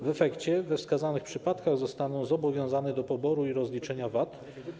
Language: Polish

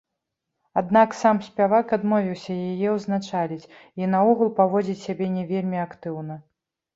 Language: Belarusian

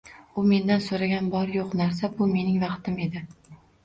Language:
Uzbek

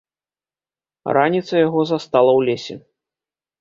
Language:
Belarusian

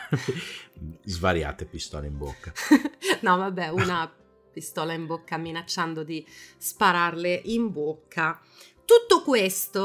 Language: Italian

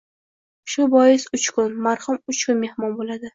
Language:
Uzbek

